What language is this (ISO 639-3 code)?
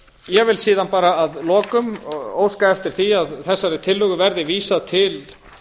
isl